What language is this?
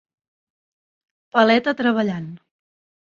Catalan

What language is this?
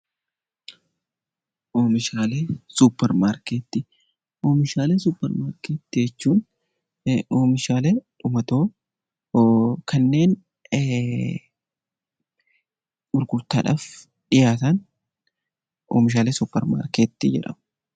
Oromo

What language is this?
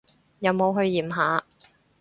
Cantonese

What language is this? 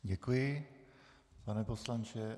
Czech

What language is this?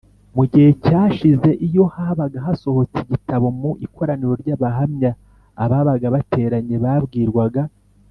Kinyarwanda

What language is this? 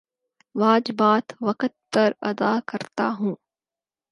Urdu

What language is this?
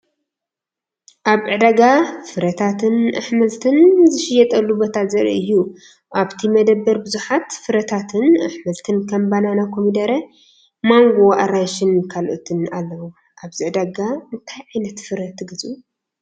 Tigrinya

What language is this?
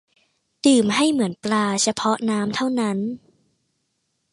Thai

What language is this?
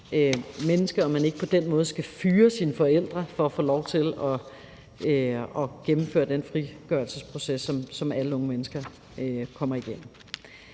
Danish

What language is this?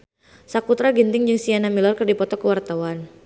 Sundanese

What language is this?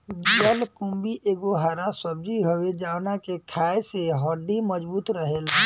Bhojpuri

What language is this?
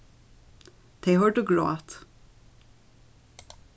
Faroese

